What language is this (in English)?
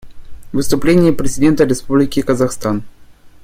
Russian